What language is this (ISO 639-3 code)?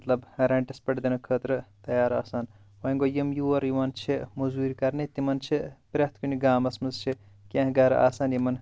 kas